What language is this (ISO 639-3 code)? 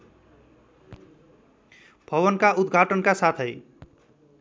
nep